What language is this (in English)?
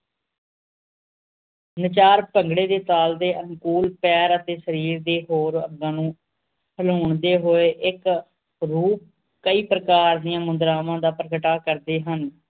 Punjabi